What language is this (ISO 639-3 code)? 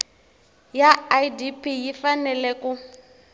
tso